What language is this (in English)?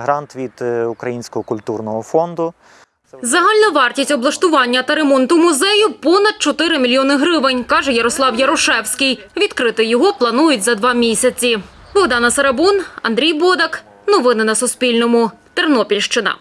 Ukrainian